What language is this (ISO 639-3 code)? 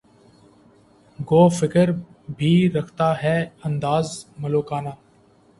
urd